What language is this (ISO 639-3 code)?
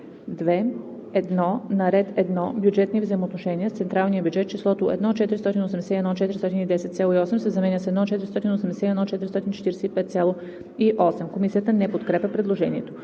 bul